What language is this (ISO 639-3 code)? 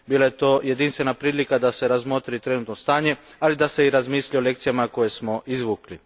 hrv